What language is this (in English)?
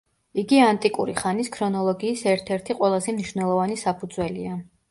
Georgian